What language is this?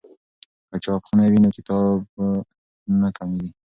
Pashto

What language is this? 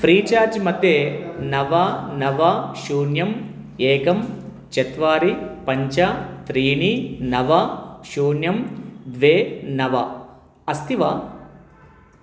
Sanskrit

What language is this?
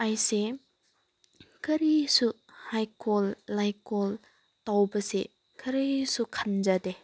Manipuri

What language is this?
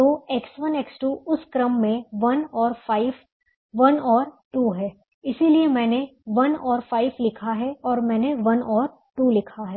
Hindi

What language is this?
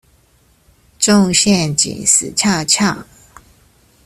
Chinese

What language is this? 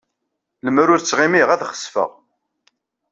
Kabyle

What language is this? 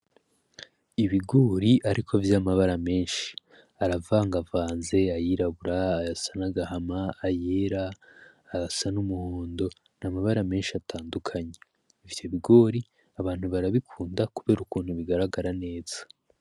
Rundi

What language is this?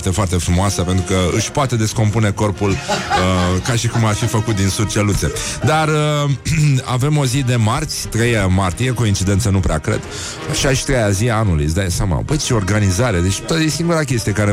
Romanian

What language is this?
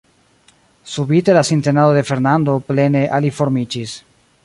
Esperanto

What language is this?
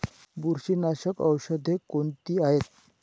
Marathi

